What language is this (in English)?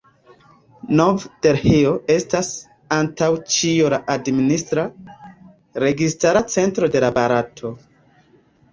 Esperanto